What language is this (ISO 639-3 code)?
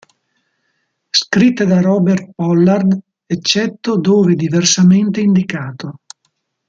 ita